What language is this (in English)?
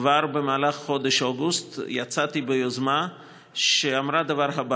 Hebrew